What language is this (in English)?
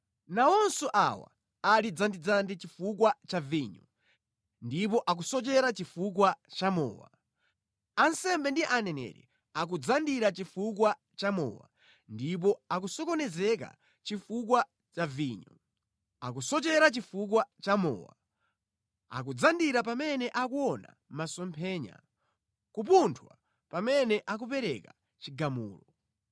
Nyanja